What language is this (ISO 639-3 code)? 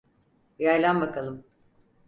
tur